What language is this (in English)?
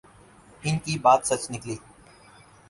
Urdu